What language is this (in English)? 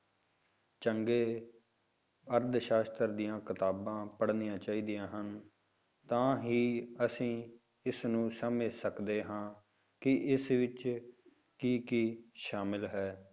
Punjabi